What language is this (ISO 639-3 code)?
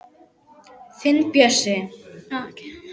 isl